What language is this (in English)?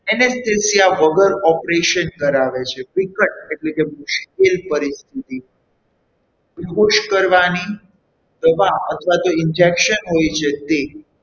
Gujarati